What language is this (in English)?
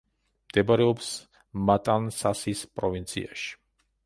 Georgian